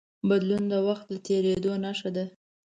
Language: Pashto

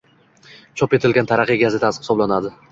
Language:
Uzbek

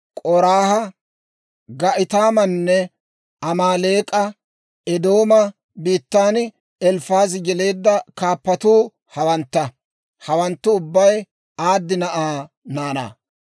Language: Dawro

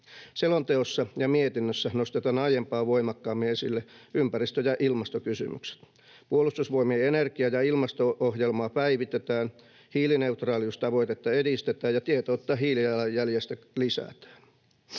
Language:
Finnish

